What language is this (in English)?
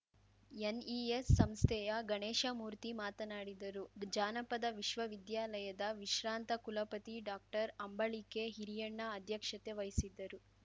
Kannada